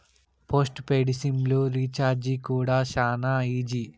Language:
Telugu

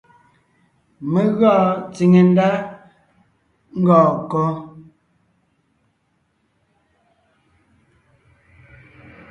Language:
Ngiemboon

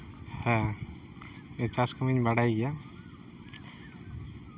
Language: Santali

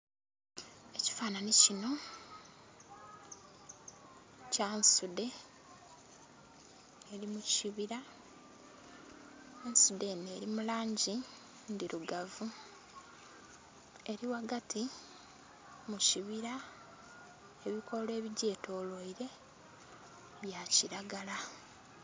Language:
Soga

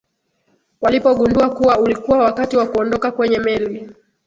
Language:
Swahili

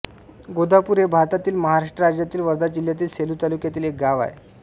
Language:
Marathi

